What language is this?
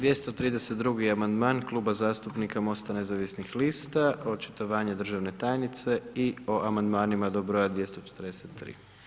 Croatian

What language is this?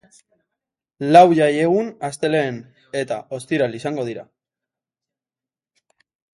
Basque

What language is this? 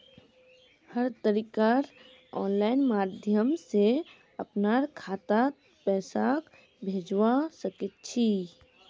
Magahi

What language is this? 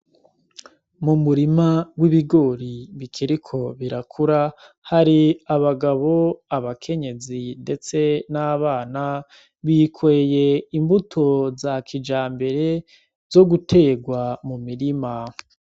Rundi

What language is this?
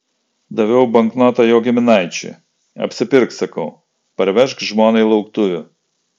Lithuanian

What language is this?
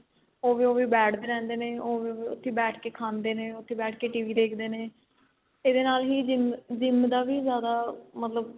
Punjabi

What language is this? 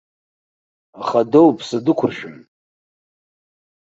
Abkhazian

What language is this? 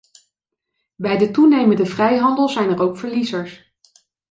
Dutch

